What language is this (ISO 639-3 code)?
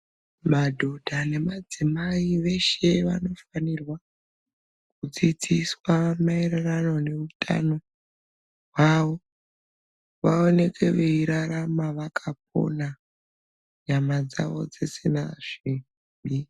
ndc